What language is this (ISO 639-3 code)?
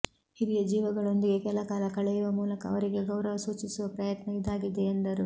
kan